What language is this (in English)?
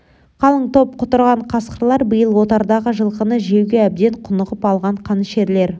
Kazakh